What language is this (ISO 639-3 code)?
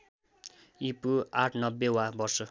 nep